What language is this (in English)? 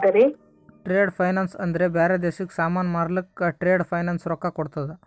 Kannada